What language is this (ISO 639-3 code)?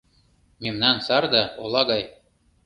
chm